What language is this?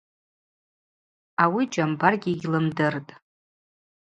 Abaza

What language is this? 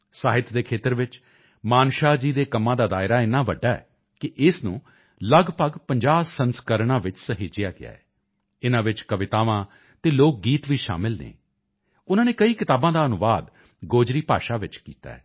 Punjabi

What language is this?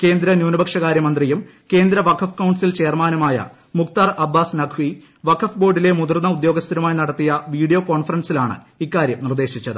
Malayalam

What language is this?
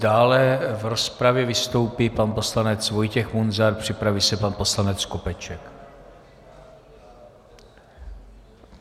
Czech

